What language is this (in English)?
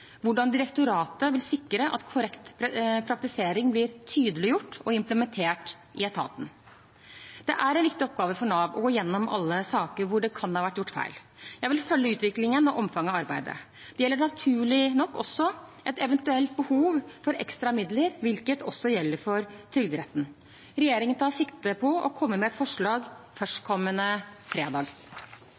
Norwegian Bokmål